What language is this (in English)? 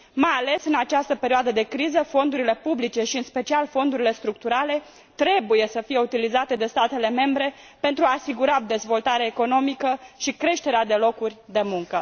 Romanian